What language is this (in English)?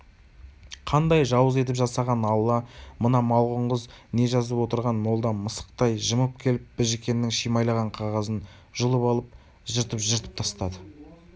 Kazakh